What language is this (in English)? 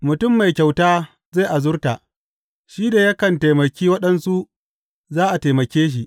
Hausa